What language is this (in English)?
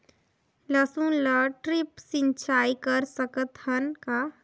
Chhattisgarhi